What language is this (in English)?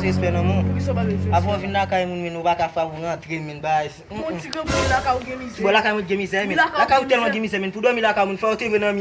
Indonesian